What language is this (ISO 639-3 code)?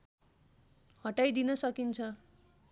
nep